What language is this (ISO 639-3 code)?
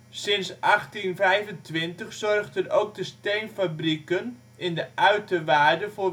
nld